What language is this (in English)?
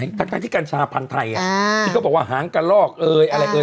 Thai